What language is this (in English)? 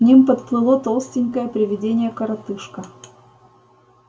Russian